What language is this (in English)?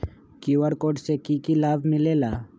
Magahi